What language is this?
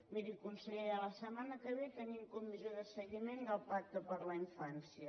Catalan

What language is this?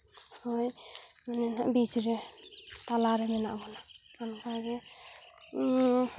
Santali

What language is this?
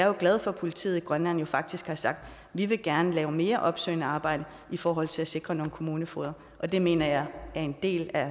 Danish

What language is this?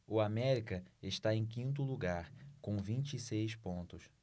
Portuguese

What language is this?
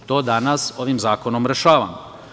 Serbian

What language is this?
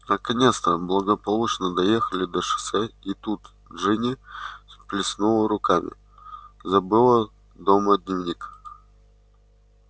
Russian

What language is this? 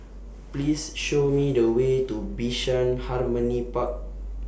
English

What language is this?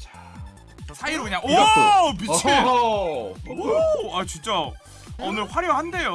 Korean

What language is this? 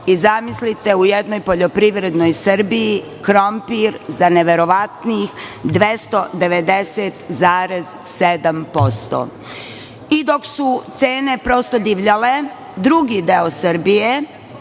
Serbian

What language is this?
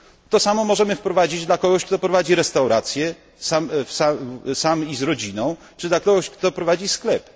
Polish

